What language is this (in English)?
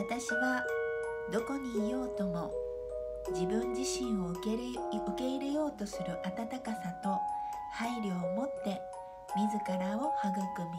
Japanese